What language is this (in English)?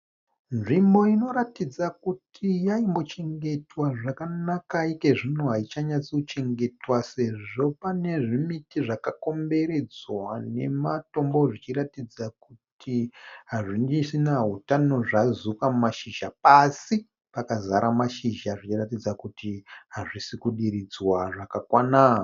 Shona